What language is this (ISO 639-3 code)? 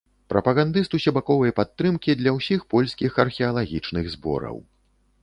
bel